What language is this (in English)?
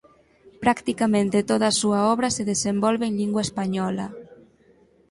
Galician